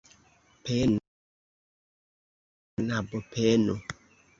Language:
Esperanto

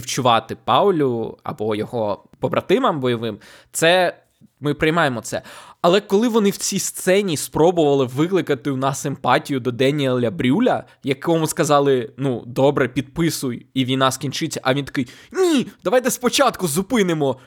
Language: Ukrainian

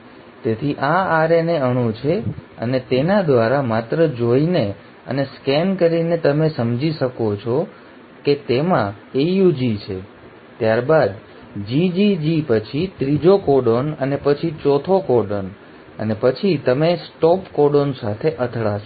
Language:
Gujarati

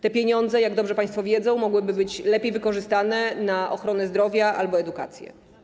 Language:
Polish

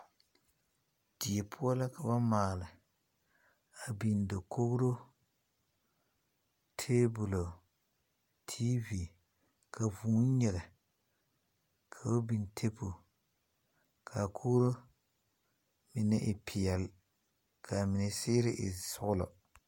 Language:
Southern Dagaare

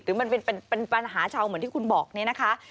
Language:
Thai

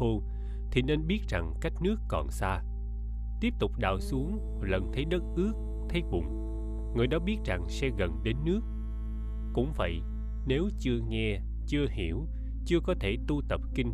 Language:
Vietnamese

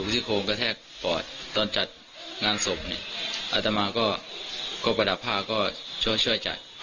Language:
Thai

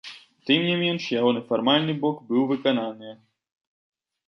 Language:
Belarusian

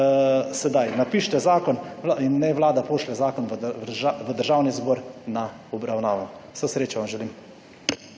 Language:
Slovenian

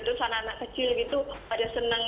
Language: Indonesian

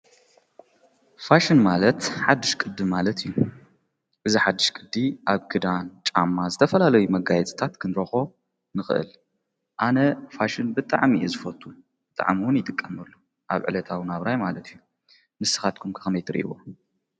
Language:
Tigrinya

